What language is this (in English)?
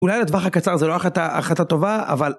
Hebrew